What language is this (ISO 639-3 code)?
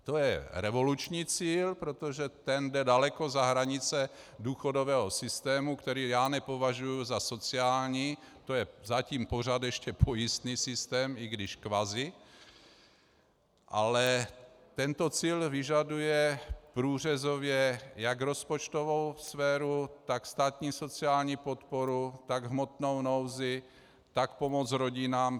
ces